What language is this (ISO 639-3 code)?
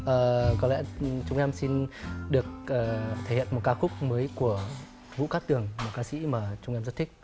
vie